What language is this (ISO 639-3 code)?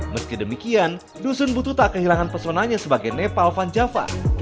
ind